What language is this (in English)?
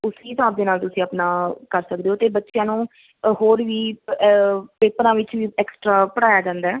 Punjabi